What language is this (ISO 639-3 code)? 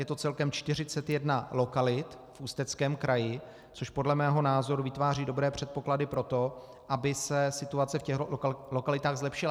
ces